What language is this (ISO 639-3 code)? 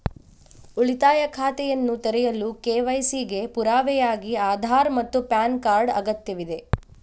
kan